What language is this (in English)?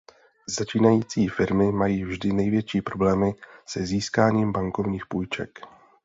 Czech